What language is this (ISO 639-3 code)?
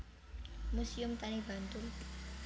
jav